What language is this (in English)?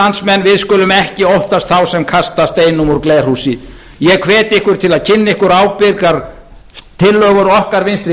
Icelandic